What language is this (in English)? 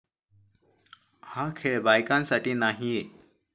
Marathi